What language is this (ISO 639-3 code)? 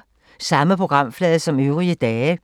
dan